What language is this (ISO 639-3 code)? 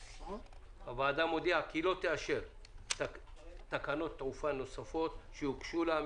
heb